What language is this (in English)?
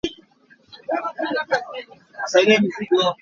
Hakha Chin